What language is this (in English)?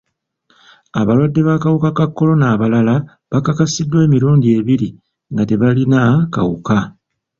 Ganda